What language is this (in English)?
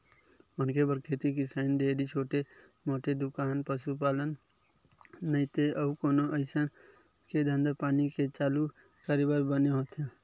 Chhattisgarhi